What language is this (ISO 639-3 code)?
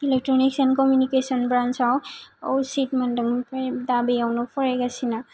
brx